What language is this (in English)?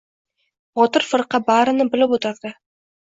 Uzbek